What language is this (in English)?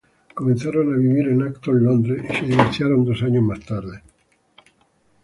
Spanish